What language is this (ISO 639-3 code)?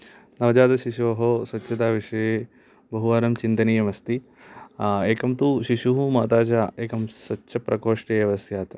san